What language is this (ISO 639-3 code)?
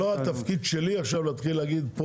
heb